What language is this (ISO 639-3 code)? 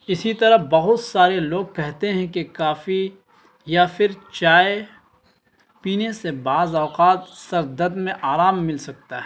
urd